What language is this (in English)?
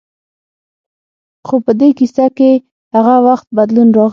Pashto